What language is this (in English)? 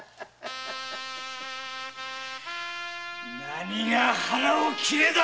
Japanese